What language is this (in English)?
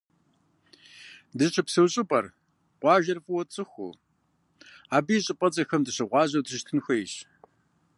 Kabardian